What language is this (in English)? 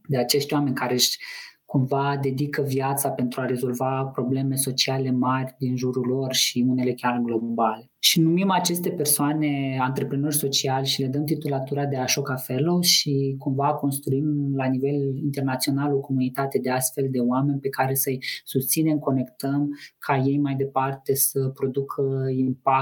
Romanian